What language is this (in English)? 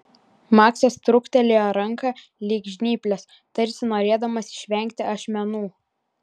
Lithuanian